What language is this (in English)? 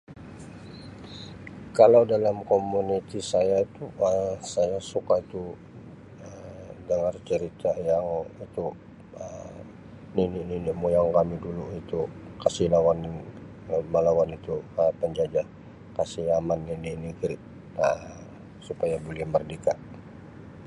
Sabah Malay